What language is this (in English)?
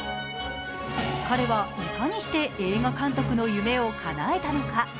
Japanese